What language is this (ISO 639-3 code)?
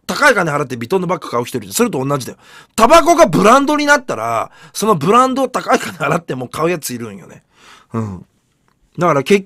jpn